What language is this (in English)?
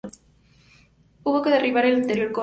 Spanish